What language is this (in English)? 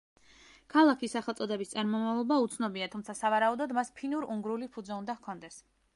Georgian